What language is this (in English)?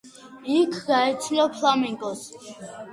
Georgian